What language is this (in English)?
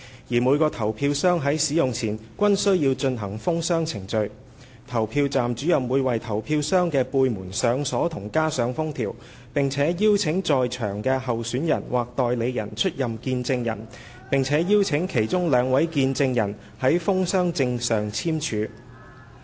Cantonese